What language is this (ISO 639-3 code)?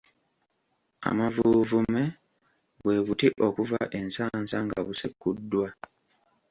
lug